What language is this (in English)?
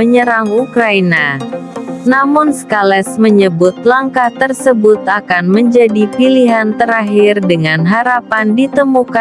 Indonesian